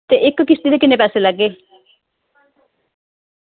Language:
Dogri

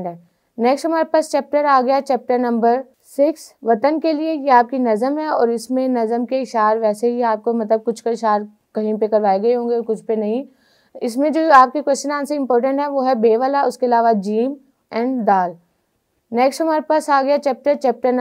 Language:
Hindi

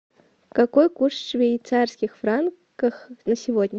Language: Russian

